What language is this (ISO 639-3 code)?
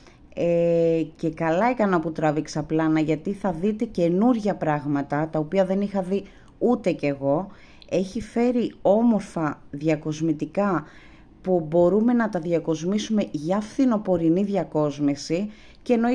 ell